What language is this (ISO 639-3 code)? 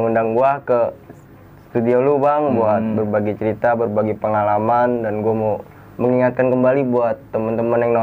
ind